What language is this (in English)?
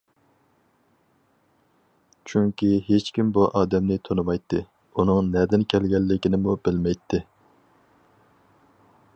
Uyghur